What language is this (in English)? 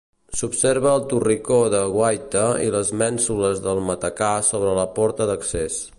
Catalan